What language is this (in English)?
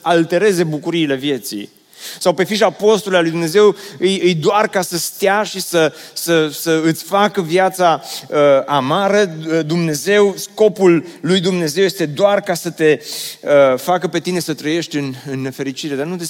Romanian